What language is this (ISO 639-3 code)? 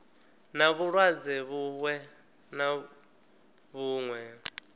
ven